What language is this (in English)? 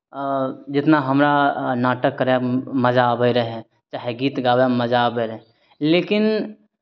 Maithili